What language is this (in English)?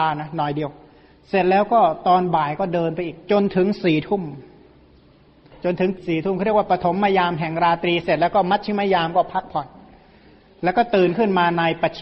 Thai